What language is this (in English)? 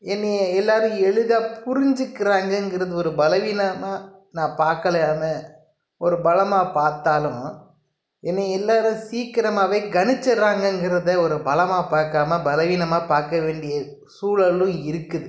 Tamil